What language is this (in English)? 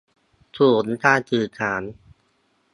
Thai